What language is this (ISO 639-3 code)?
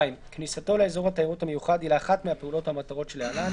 heb